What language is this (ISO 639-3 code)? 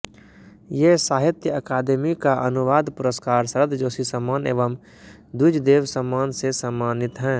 hin